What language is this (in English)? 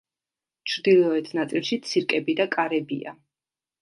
Georgian